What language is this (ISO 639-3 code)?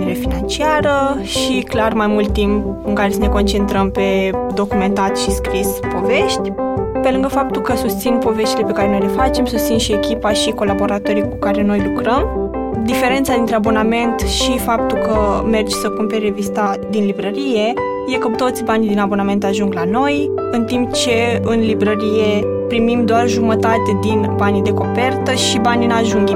ron